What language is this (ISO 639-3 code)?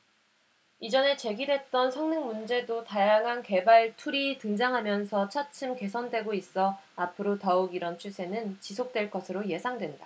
kor